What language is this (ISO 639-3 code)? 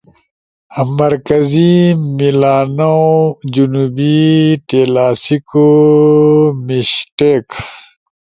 ush